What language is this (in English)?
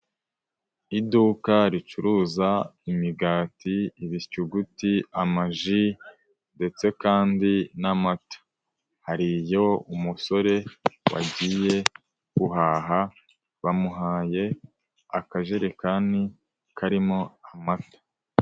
Kinyarwanda